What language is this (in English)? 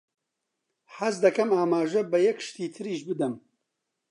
Central Kurdish